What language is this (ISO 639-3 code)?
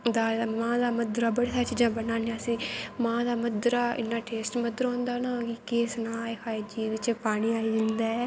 doi